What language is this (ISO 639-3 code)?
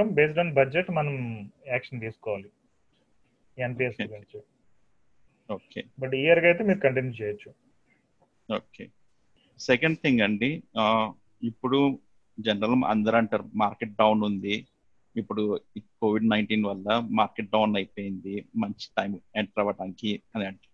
tel